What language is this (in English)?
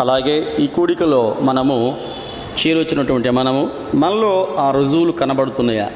Telugu